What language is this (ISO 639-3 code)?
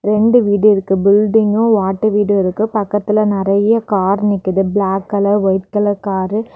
tam